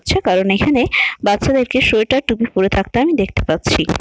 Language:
Bangla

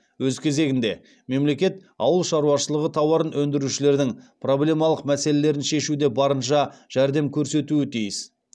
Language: Kazakh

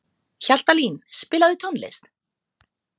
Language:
Icelandic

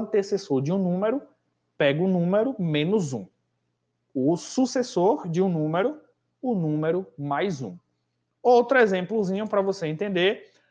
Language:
Portuguese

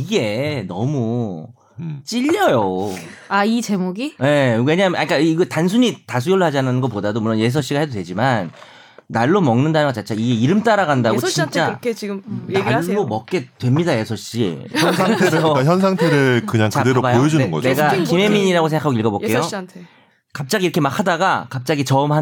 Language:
Korean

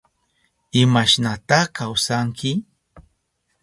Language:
Southern Pastaza Quechua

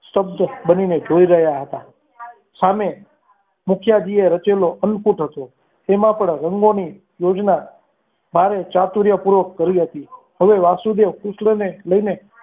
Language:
Gujarati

